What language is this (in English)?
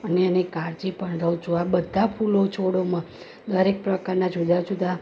Gujarati